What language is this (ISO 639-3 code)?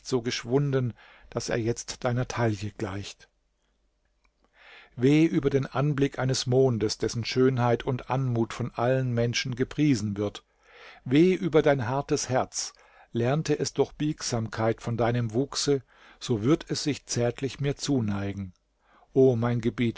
deu